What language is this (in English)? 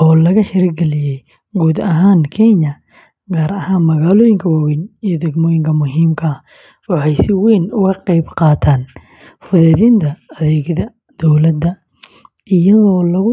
Somali